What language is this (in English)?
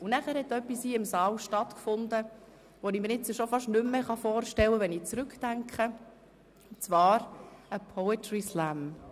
Swiss German